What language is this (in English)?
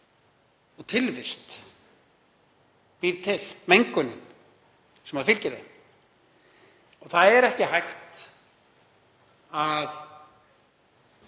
Icelandic